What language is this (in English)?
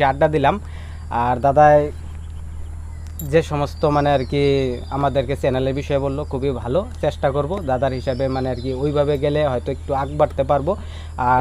Hindi